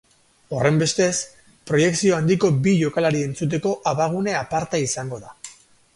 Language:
Basque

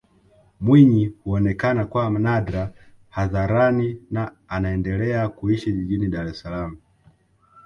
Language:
Swahili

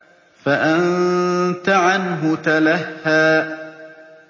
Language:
Arabic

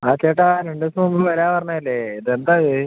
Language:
Malayalam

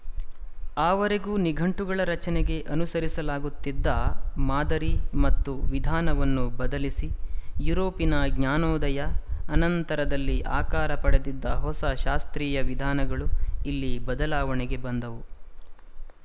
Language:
Kannada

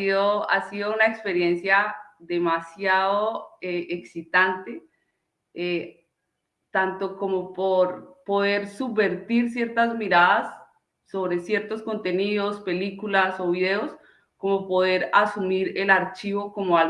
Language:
Spanish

